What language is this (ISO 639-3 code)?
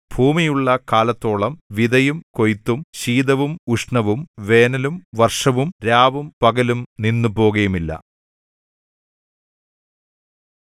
mal